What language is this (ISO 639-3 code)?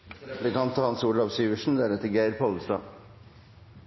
nob